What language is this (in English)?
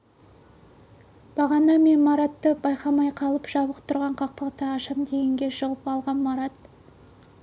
Kazakh